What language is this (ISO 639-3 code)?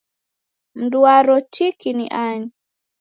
dav